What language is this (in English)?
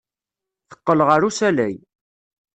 Kabyle